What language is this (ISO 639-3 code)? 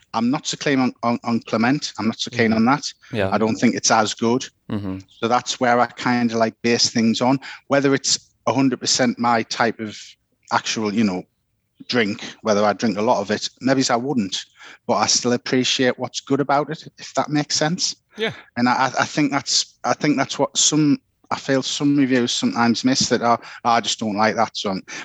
eng